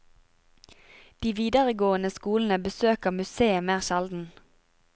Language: Norwegian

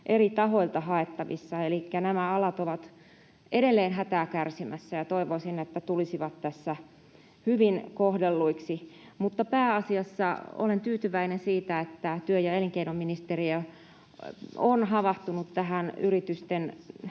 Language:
Finnish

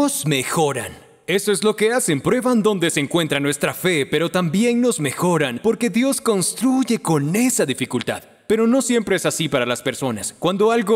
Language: Spanish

